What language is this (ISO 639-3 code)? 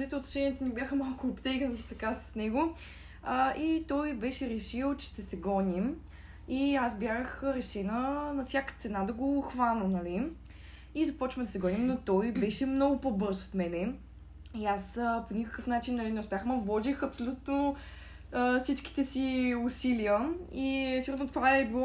bul